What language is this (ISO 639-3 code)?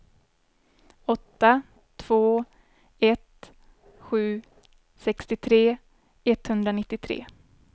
swe